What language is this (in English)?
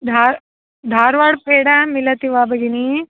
Sanskrit